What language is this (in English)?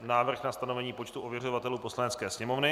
Czech